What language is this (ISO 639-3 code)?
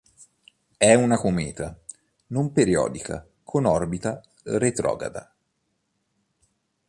ita